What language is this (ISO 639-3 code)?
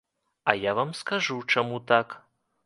bel